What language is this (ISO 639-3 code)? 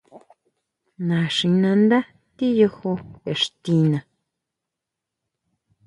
mau